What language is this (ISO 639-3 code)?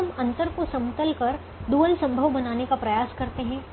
hin